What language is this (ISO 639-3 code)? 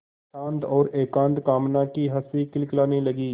hin